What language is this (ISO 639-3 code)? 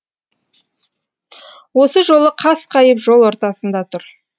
kaz